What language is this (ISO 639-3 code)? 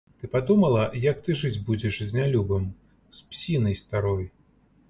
bel